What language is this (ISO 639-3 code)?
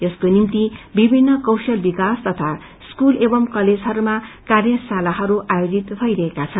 nep